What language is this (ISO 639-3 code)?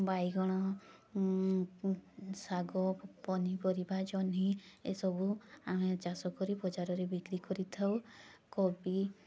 ori